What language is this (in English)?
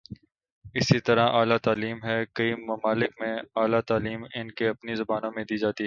Urdu